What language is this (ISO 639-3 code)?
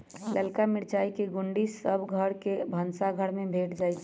mag